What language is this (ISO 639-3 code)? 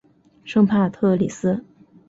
zho